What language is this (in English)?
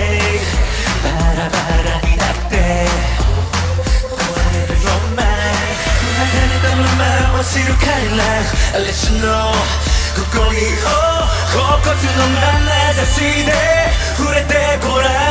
Korean